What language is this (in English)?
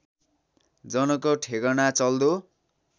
Nepali